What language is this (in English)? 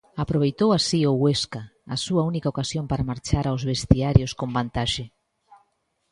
Galician